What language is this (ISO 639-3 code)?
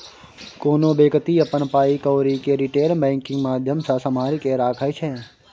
mai